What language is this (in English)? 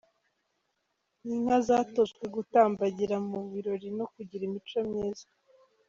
Kinyarwanda